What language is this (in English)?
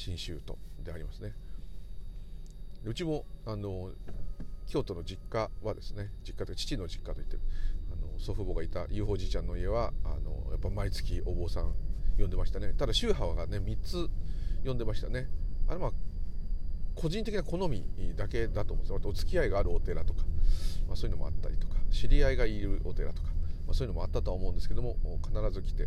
Japanese